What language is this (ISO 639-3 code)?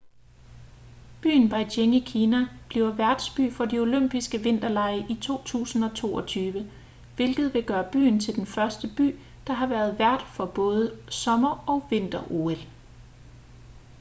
dan